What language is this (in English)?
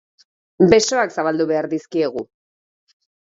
Basque